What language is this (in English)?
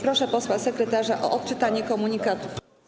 Polish